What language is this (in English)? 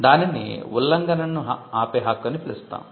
Telugu